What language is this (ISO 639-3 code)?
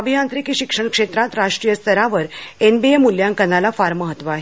mar